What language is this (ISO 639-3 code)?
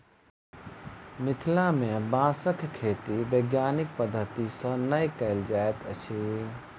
mai